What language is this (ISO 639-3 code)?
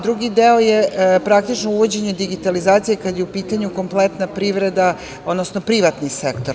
srp